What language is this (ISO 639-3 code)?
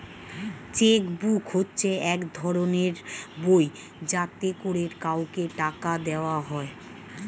ben